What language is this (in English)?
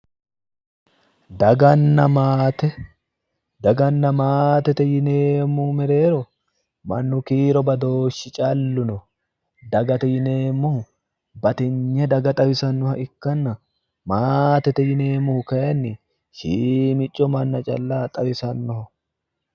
Sidamo